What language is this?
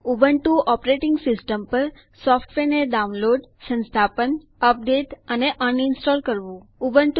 Gujarati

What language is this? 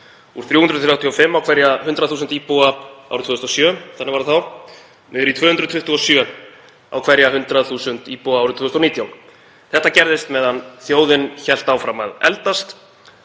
Icelandic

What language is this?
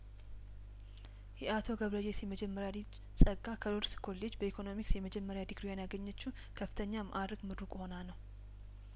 Amharic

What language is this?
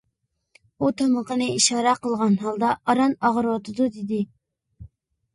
Uyghur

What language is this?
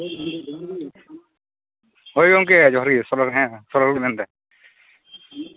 Santali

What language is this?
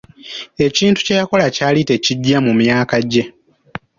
Ganda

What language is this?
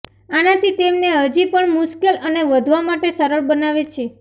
Gujarati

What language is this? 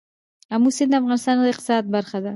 Pashto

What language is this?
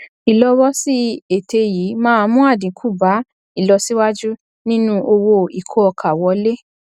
Yoruba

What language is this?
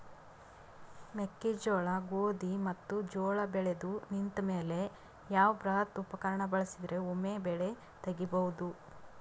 Kannada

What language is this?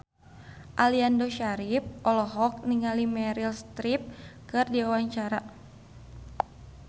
Sundanese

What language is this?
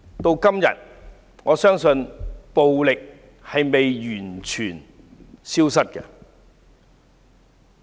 Cantonese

